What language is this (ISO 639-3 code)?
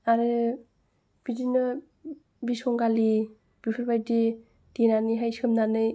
brx